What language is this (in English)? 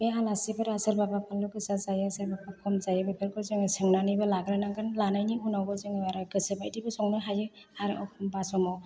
Bodo